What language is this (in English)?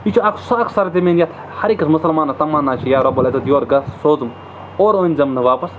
Kashmiri